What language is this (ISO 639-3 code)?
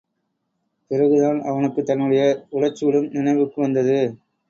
tam